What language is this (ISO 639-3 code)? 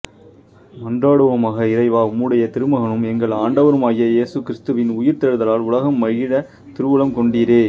tam